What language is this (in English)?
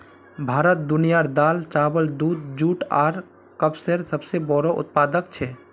Magahi